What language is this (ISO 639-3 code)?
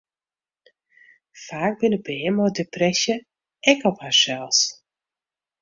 fry